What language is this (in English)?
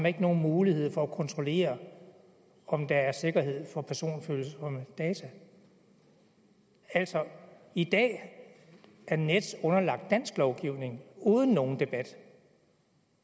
Danish